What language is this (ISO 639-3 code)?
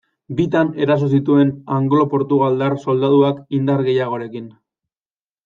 eus